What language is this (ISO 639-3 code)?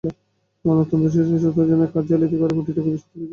ben